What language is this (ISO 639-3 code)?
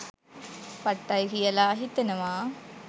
sin